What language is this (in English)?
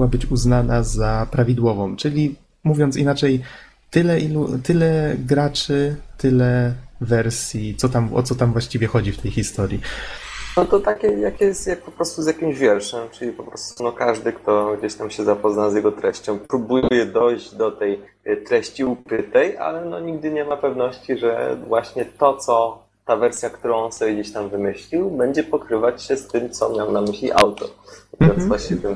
Polish